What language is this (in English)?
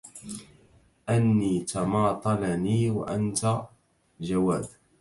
Arabic